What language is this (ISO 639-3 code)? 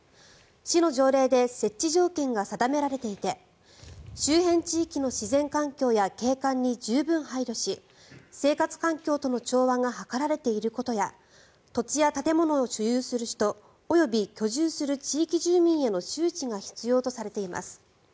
jpn